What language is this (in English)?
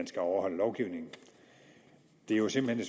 Danish